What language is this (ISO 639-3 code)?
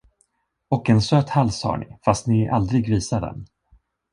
swe